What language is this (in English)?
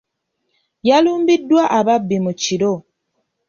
Ganda